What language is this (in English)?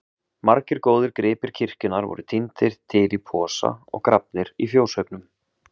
Icelandic